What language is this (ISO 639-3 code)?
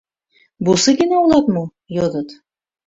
chm